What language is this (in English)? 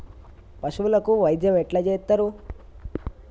Telugu